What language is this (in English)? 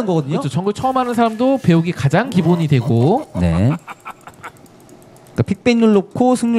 Korean